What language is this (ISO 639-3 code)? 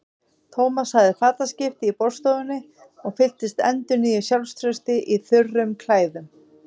isl